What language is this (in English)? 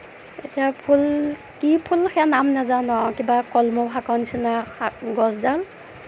Assamese